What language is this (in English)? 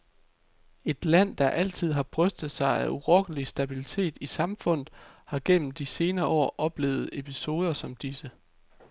Danish